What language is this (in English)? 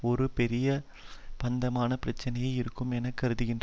Tamil